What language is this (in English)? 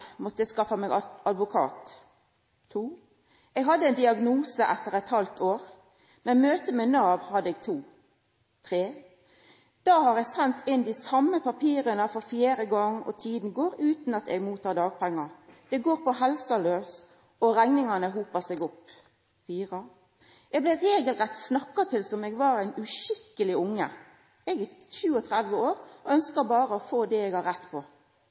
Norwegian Nynorsk